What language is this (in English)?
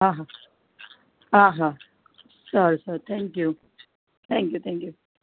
Gujarati